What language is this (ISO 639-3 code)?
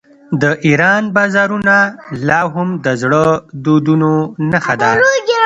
pus